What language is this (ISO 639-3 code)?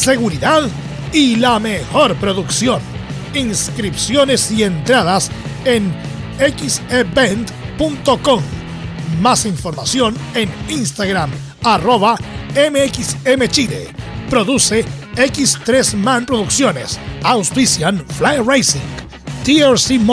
spa